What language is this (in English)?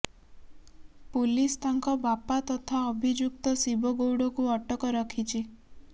Odia